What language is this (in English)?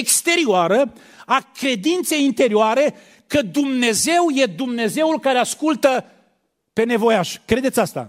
Romanian